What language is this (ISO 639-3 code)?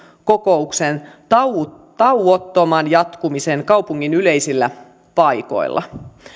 fin